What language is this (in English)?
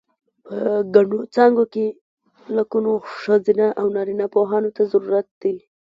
Pashto